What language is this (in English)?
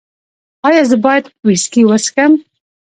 Pashto